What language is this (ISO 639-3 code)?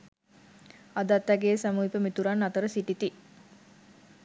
sin